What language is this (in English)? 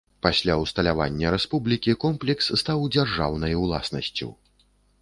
Belarusian